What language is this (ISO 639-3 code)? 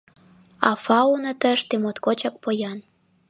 chm